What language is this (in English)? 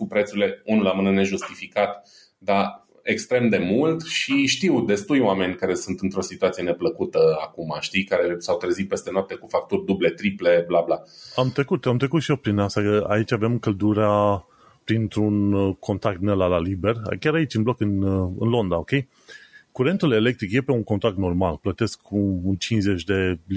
Romanian